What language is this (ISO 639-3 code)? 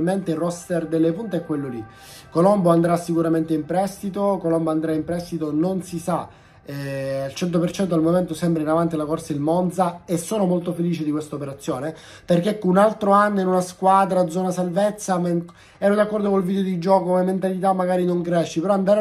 ita